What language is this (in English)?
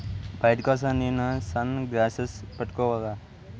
Telugu